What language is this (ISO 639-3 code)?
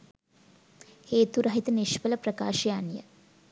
sin